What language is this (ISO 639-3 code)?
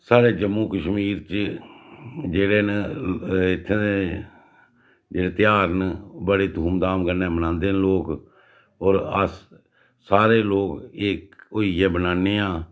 doi